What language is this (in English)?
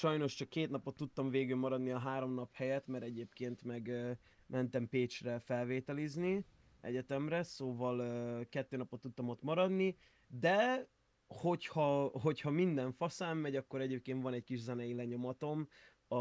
Hungarian